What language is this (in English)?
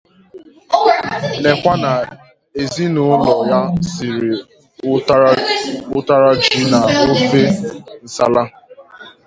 Igbo